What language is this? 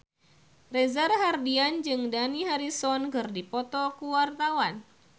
Sundanese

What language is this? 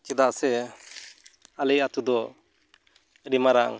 Santali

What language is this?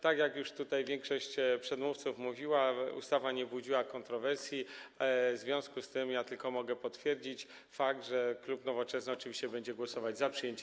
Polish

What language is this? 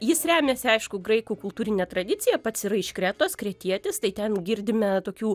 Lithuanian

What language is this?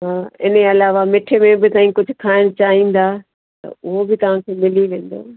Sindhi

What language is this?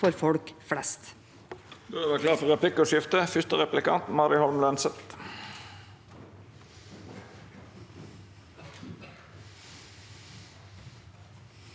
Norwegian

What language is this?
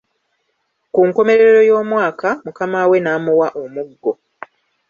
Ganda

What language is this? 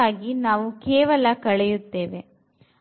Kannada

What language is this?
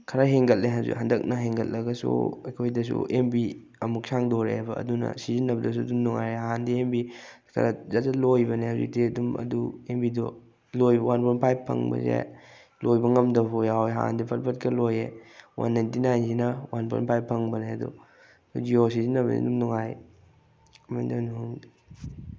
Manipuri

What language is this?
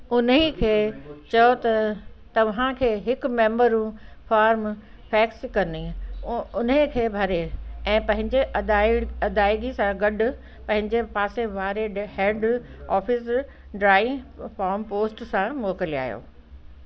Sindhi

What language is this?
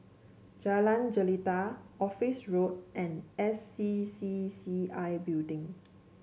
English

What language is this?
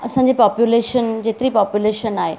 Sindhi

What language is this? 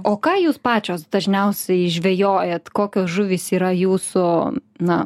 Lithuanian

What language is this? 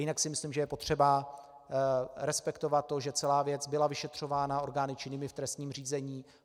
Czech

